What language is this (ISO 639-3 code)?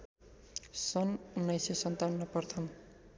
nep